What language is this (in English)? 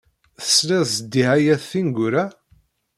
Kabyle